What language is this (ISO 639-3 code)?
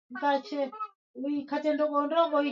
swa